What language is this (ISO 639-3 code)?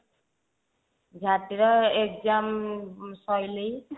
ori